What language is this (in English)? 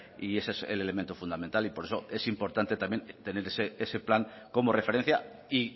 Spanish